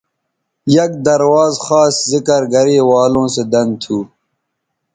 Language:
Bateri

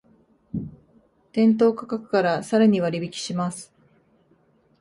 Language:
Japanese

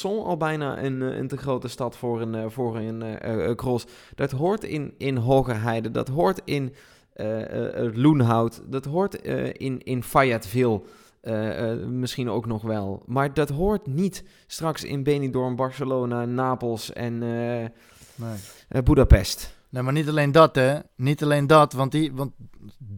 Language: Dutch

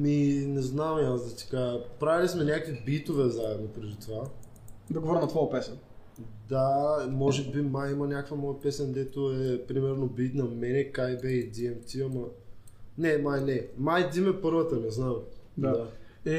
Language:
Bulgarian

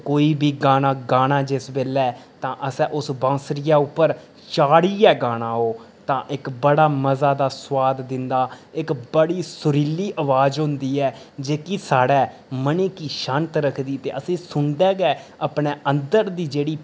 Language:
Dogri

